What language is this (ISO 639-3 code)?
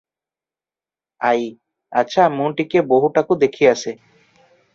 ori